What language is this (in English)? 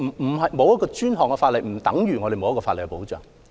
Cantonese